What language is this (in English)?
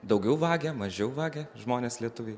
Lithuanian